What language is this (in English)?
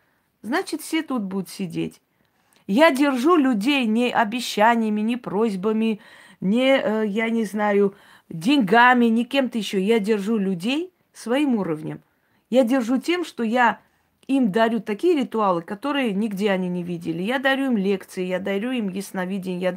Russian